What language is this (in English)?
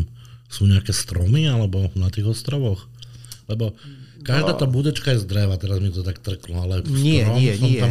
Slovak